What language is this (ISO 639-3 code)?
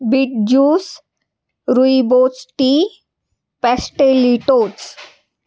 mar